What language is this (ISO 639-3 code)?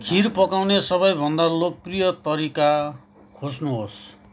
nep